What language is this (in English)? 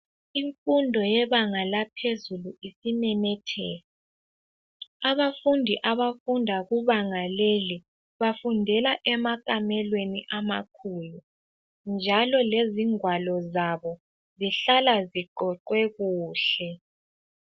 North Ndebele